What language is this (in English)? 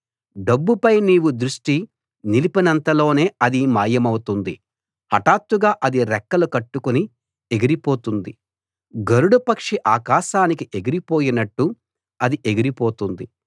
Telugu